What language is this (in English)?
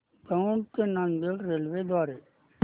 Marathi